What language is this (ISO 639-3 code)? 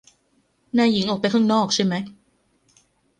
tha